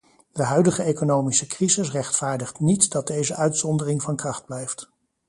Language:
Dutch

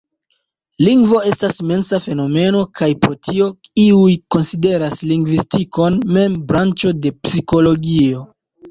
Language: Esperanto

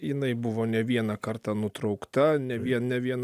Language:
Lithuanian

